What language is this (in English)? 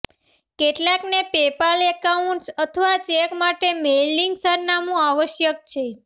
Gujarati